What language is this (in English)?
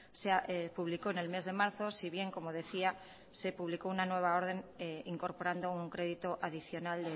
Spanish